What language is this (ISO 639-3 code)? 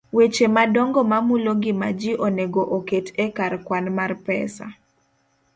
luo